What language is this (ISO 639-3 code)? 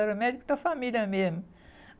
por